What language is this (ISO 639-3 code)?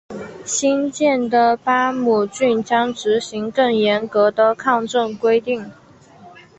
zho